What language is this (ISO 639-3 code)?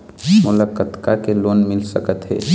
hne